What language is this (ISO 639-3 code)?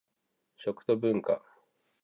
jpn